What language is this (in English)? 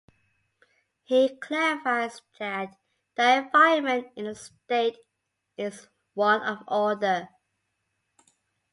English